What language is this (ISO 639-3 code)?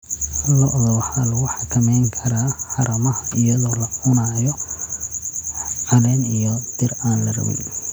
som